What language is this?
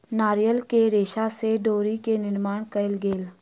Maithili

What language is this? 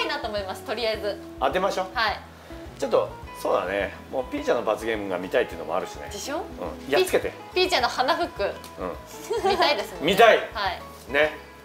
Japanese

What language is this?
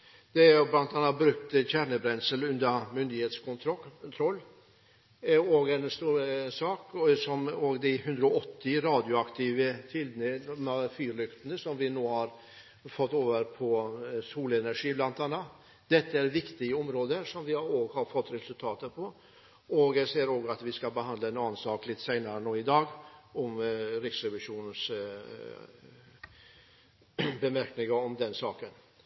Norwegian Bokmål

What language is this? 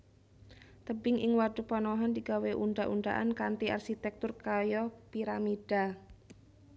Javanese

